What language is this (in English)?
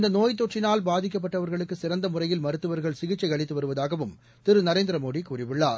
Tamil